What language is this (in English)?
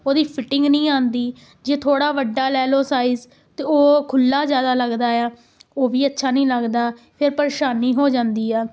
Punjabi